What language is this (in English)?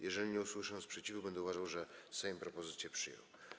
Polish